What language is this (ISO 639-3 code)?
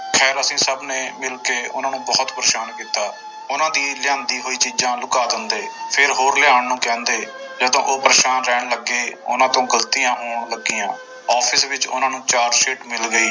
pan